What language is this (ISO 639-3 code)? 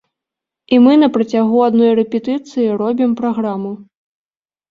bel